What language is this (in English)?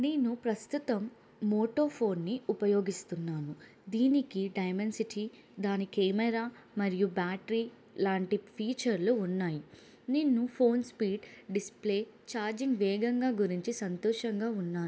Telugu